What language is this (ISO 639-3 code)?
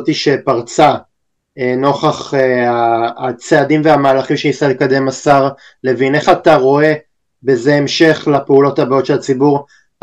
heb